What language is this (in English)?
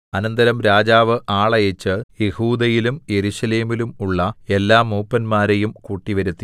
Malayalam